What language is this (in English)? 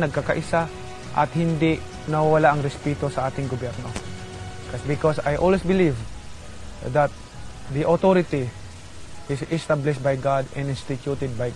Filipino